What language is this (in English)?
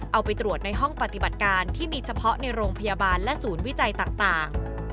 Thai